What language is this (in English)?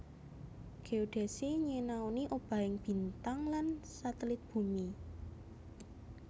Javanese